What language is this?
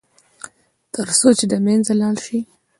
Pashto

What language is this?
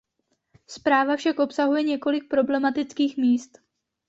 Czech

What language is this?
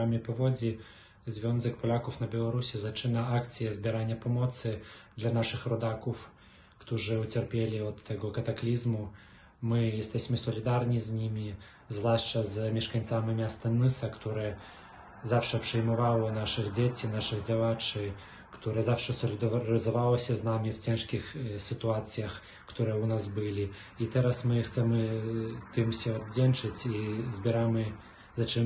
Polish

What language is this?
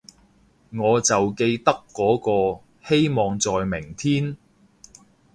Cantonese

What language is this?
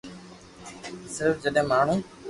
Loarki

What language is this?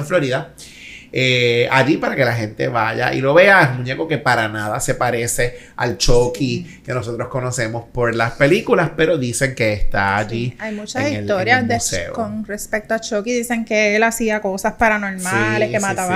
Spanish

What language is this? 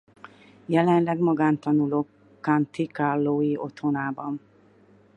Hungarian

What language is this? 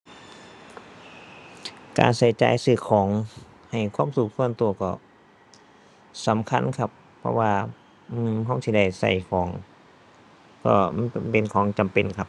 Thai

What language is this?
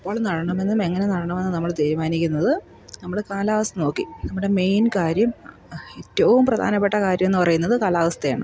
Malayalam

